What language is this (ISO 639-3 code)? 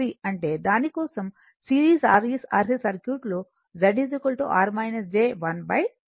tel